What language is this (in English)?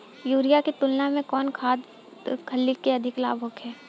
Bhojpuri